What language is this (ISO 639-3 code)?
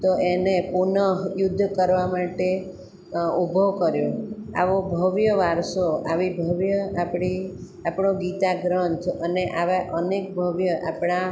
guj